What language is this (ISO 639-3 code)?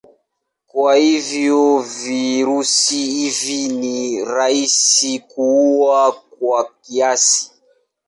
swa